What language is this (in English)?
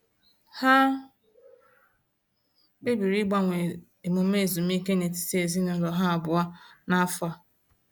Igbo